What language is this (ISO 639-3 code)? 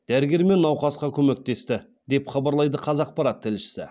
kaz